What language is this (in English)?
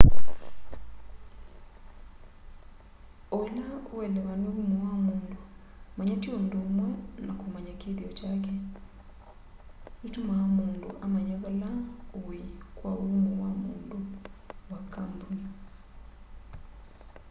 Kamba